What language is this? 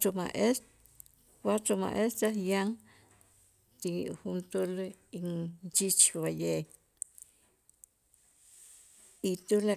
Itzá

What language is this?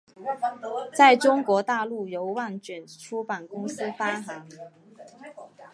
Chinese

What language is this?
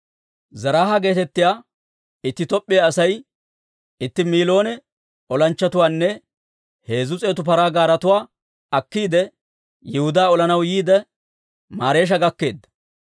Dawro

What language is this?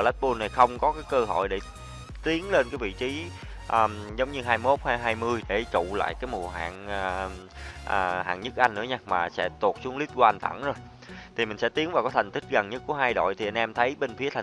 Vietnamese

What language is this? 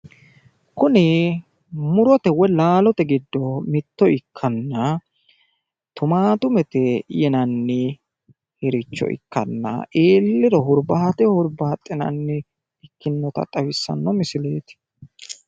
Sidamo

